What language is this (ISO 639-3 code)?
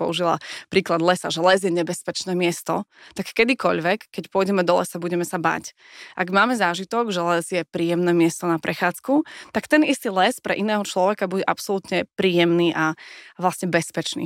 slk